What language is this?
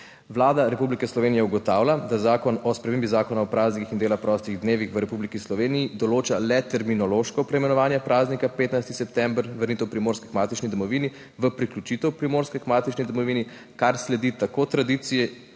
Slovenian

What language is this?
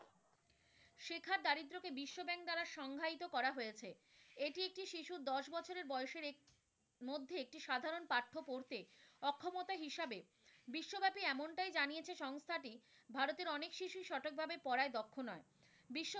Bangla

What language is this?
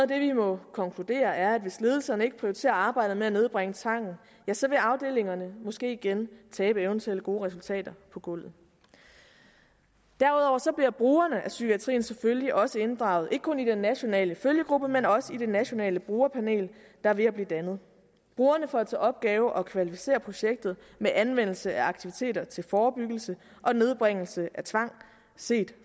Danish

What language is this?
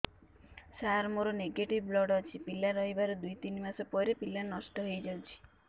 Odia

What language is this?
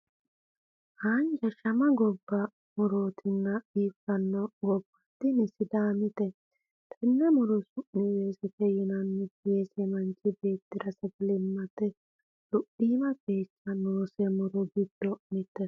Sidamo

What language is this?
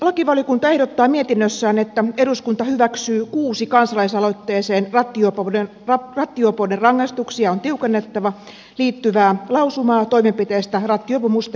Finnish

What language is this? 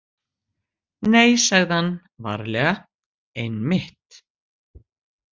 Icelandic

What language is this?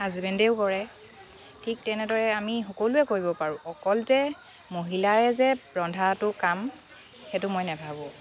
Assamese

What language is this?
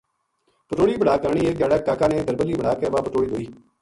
Gujari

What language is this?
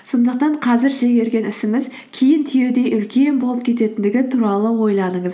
Kazakh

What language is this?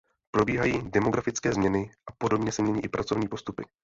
Czech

